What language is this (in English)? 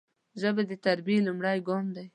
Pashto